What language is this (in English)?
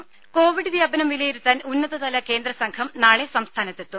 Malayalam